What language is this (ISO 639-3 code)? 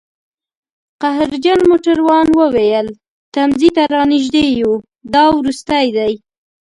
pus